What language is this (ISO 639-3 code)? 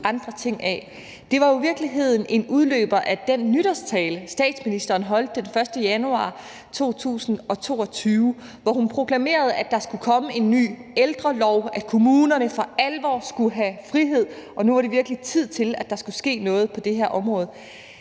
dan